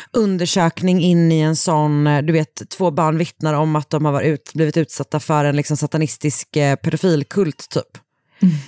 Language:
Swedish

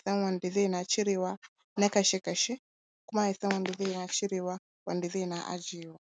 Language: Hausa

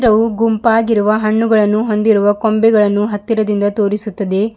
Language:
Kannada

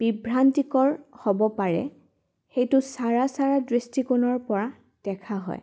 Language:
Assamese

